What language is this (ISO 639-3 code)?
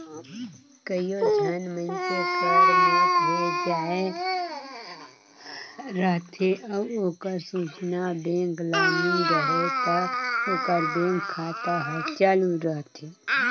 hne